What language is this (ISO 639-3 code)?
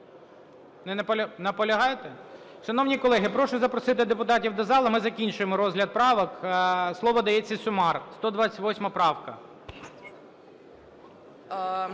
ukr